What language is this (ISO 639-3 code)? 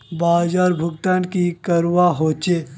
mag